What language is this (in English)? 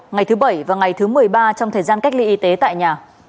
Vietnamese